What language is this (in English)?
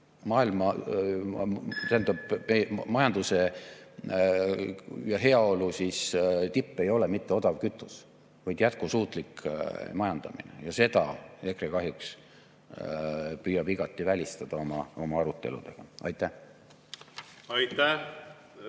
Estonian